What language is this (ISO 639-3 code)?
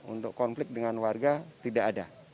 ind